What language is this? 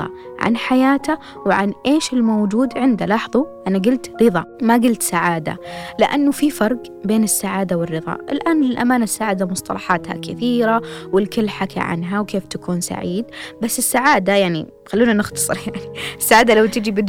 Arabic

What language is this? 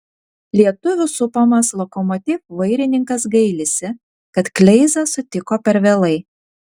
Lithuanian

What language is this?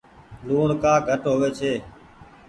Goaria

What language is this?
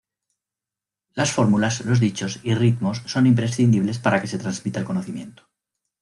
Spanish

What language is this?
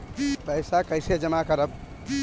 Bhojpuri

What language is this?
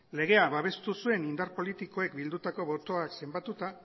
Basque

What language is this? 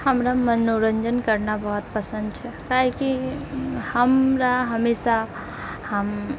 Maithili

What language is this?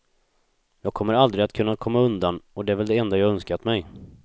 Swedish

